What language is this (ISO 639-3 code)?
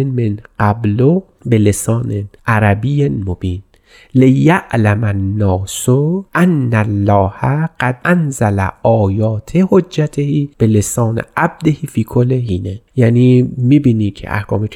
fas